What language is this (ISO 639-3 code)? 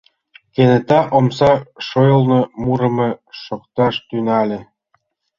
chm